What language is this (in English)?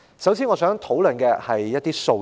Cantonese